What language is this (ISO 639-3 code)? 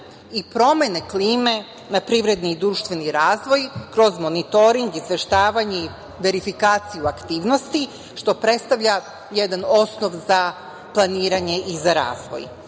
srp